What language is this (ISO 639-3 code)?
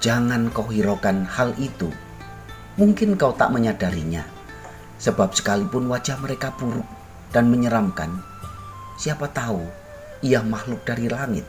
ind